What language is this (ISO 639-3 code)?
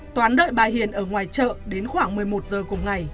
vie